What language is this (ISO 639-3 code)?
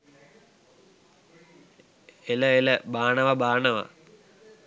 sin